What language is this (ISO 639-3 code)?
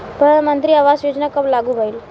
bho